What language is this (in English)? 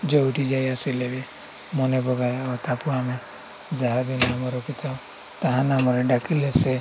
Odia